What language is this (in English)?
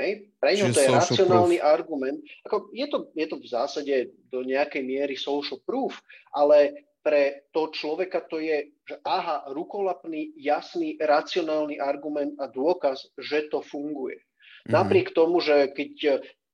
Slovak